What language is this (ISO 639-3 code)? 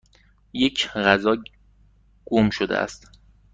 fas